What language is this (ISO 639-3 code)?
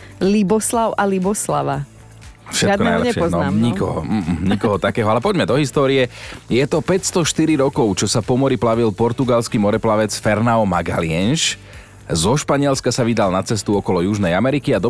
slk